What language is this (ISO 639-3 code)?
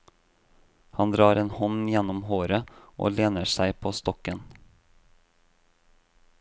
nor